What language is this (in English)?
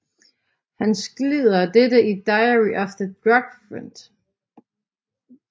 Danish